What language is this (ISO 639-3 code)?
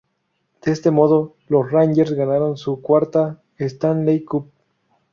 spa